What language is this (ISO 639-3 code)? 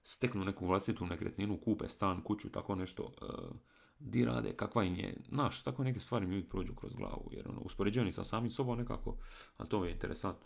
hrv